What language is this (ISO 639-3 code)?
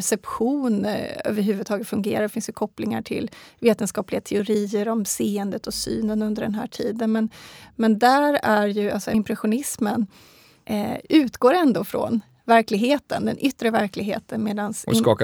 swe